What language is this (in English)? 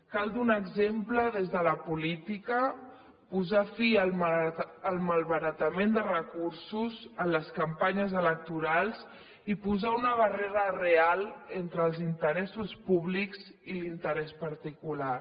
Catalan